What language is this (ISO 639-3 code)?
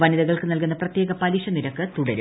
mal